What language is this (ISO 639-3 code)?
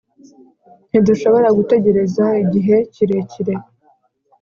kin